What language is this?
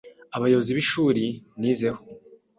Kinyarwanda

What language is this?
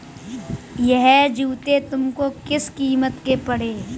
Hindi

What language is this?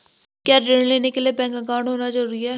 Hindi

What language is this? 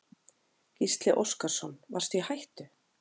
Icelandic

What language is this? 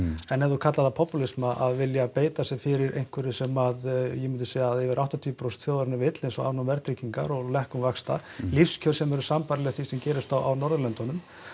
Icelandic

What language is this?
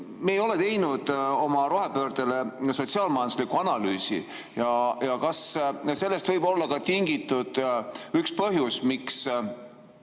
Estonian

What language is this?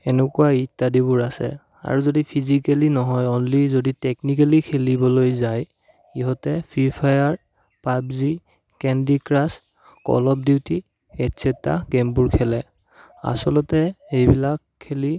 Assamese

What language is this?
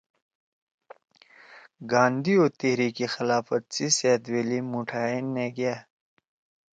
Torwali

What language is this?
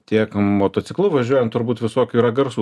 Lithuanian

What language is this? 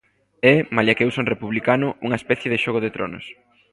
Galician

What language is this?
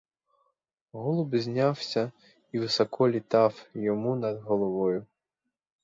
Ukrainian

